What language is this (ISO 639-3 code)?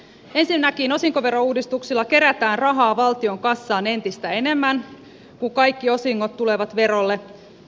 fin